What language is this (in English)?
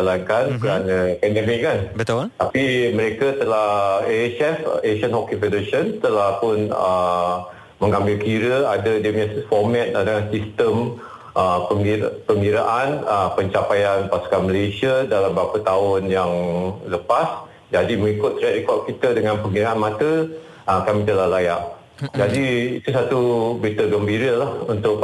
Malay